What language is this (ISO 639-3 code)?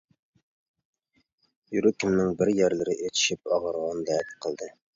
uig